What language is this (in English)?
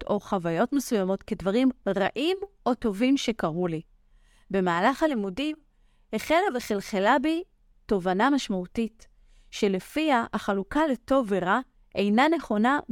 Hebrew